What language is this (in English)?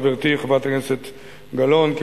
Hebrew